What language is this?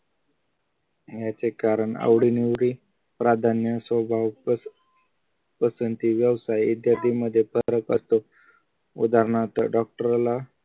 Marathi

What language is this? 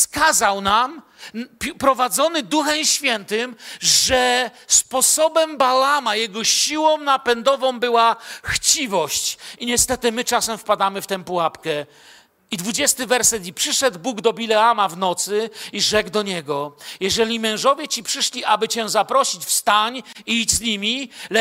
Polish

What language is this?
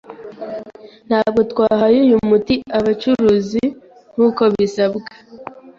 Kinyarwanda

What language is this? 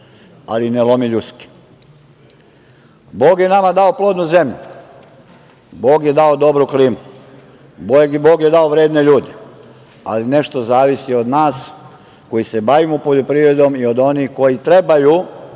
Serbian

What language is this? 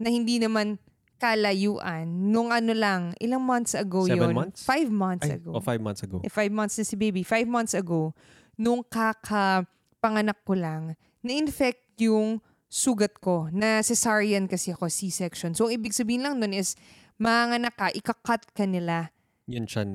Filipino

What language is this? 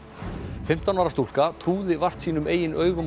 Icelandic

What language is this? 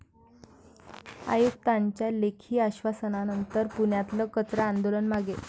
Marathi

